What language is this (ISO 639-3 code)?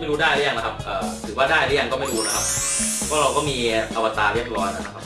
tha